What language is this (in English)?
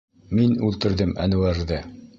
Bashkir